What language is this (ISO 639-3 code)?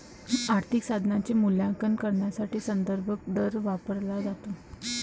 mar